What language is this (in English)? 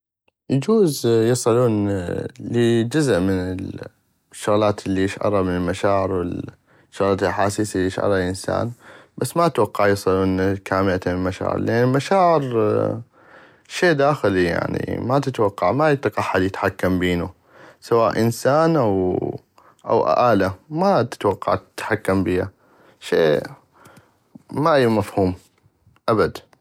North Mesopotamian Arabic